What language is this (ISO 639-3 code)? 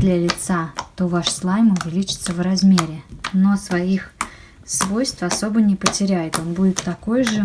rus